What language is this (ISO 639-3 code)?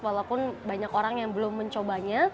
ind